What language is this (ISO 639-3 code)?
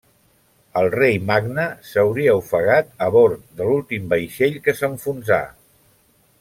cat